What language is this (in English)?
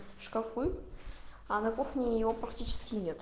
Russian